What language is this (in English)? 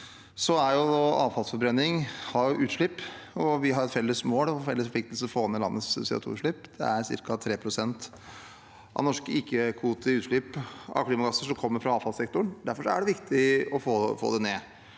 Norwegian